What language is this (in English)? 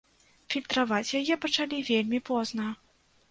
Belarusian